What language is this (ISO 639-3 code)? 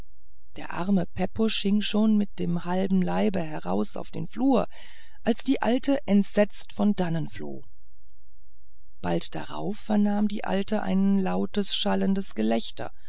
deu